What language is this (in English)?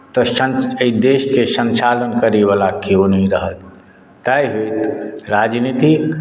Maithili